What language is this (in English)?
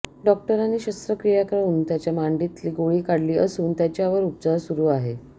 Marathi